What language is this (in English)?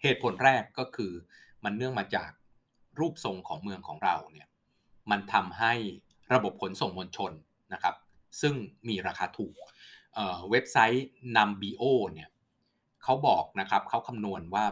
Thai